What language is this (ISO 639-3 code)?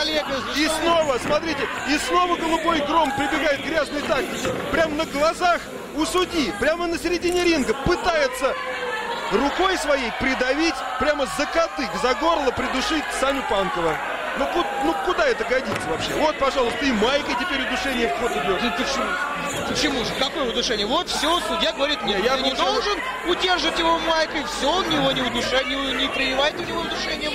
rus